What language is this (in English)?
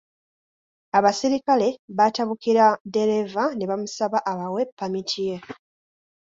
Ganda